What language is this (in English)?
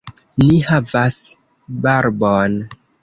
Esperanto